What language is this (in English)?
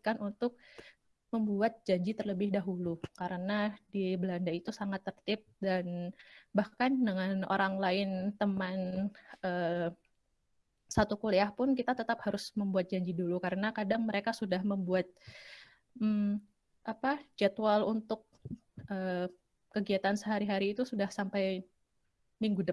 Indonesian